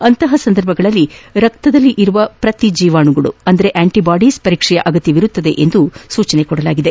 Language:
Kannada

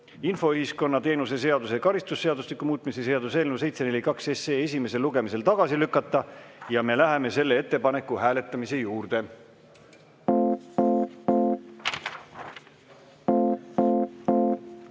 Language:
Estonian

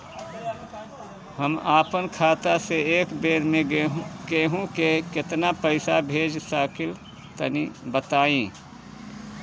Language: Bhojpuri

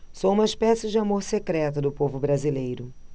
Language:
Portuguese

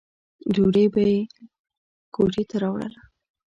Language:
Pashto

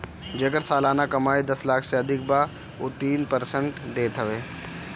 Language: Bhojpuri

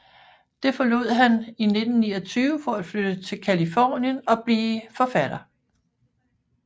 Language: Danish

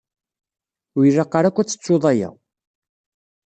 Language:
Kabyle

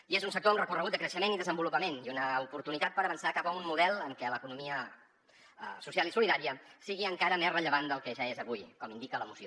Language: Catalan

